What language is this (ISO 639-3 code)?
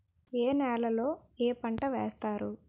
tel